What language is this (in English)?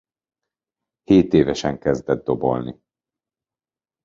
Hungarian